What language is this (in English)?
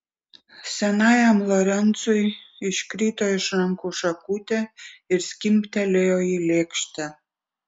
Lithuanian